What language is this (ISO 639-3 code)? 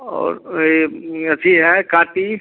hin